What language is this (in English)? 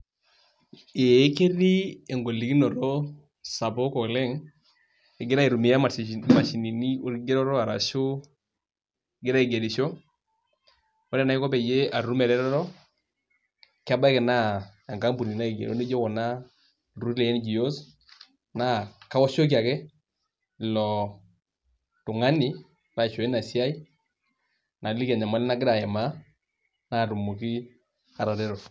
Masai